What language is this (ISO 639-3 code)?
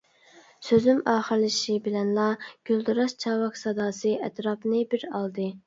uig